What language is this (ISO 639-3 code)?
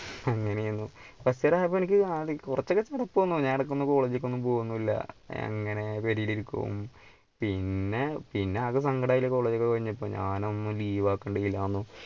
mal